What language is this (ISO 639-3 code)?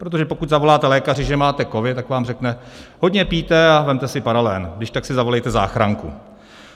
ces